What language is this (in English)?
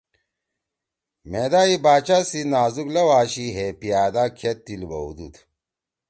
Torwali